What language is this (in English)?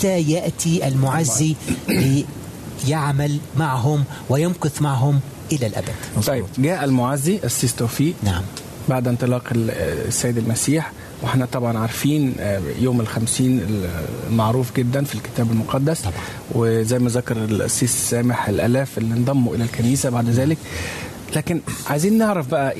Arabic